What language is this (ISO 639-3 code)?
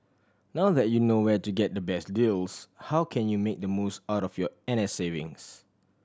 eng